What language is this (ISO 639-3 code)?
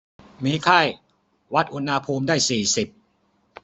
tha